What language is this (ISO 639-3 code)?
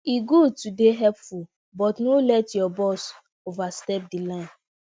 pcm